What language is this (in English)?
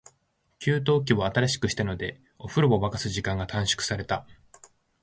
Japanese